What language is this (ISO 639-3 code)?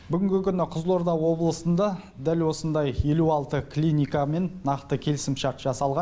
kaz